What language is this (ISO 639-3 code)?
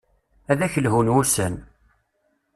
kab